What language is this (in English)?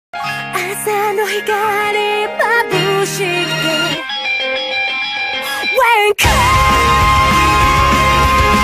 Spanish